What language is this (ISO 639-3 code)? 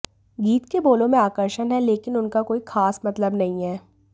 hin